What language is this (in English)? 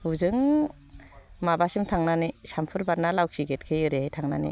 Bodo